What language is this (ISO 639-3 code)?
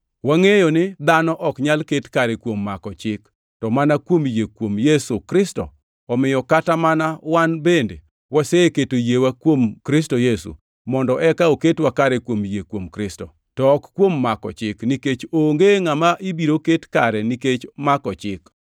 luo